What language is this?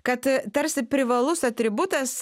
Lithuanian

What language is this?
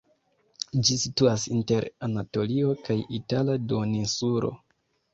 Esperanto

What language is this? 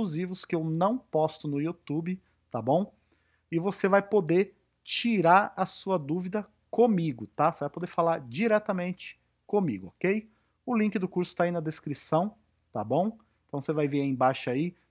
Portuguese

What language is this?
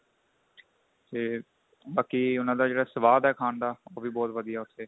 Punjabi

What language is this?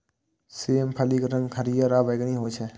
Maithili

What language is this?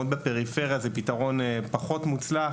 Hebrew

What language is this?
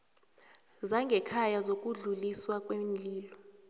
South Ndebele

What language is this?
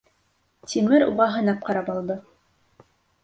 Bashkir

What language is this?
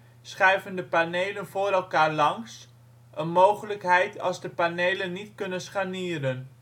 Dutch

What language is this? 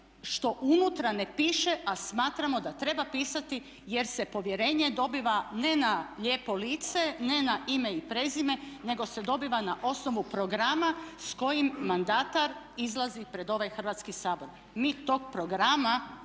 Croatian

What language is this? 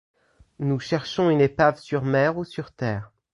French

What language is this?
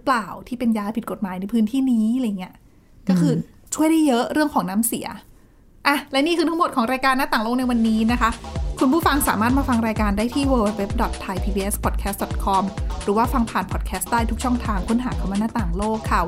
Thai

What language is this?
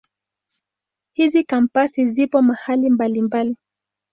Swahili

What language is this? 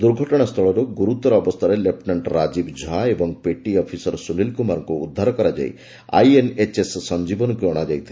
Odia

